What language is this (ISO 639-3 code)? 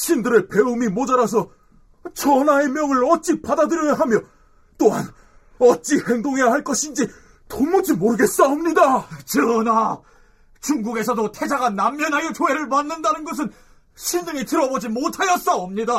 kor